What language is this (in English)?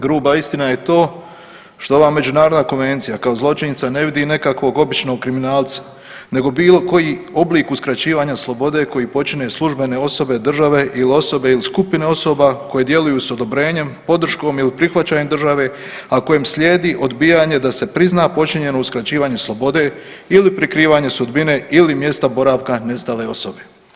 Croatian